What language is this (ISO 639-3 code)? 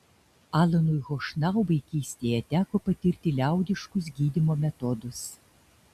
lit